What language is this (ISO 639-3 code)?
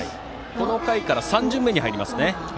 jpn